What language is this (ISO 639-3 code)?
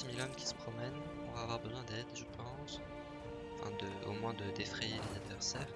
fra